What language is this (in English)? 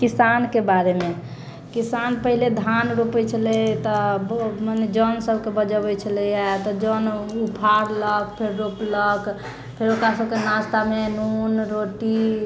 Maithili